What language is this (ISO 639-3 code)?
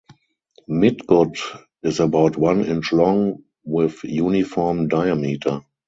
eng